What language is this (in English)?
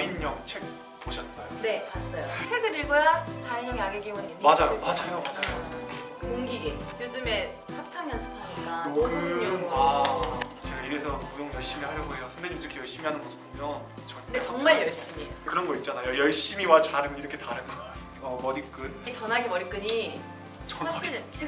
Korean